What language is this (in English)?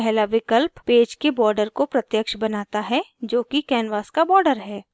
Hindi